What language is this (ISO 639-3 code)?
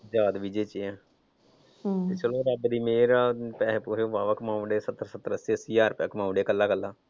pan